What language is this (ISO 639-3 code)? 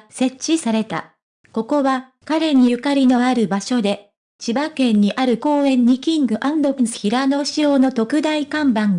jpn